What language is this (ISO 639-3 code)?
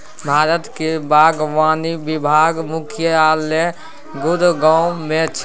mai